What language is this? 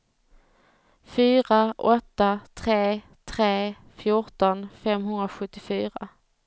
Swedish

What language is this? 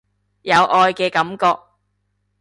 Cantonese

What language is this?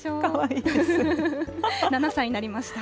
Japanese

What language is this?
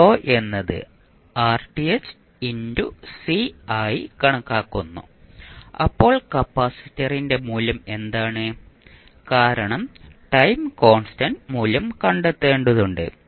Malayalam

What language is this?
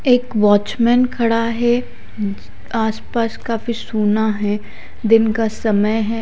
Hindi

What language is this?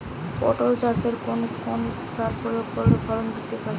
Bangla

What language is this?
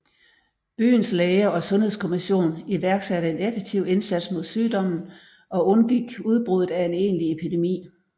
Danish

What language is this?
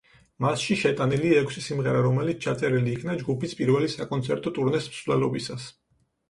Georgian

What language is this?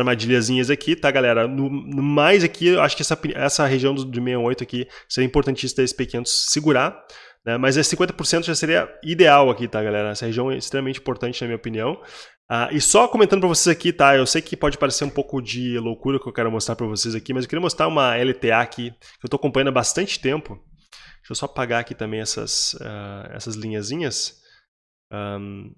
Portuguese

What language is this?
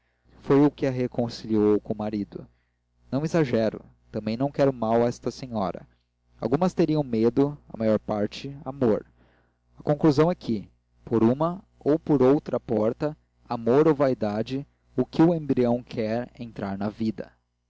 Portuguese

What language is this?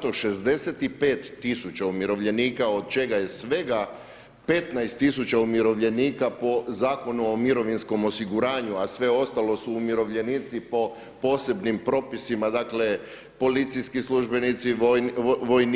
Croatian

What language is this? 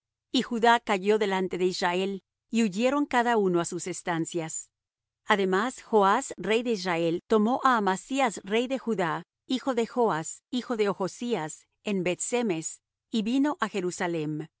Spanish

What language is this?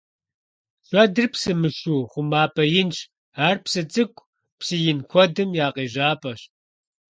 Kabardian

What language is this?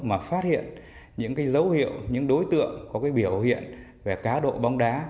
Vietnamese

